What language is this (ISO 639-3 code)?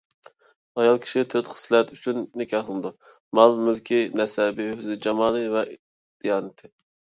uig